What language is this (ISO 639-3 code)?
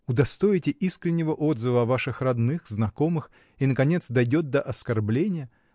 rus